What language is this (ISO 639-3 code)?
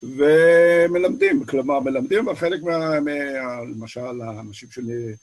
heb